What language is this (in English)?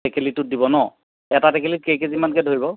Assamese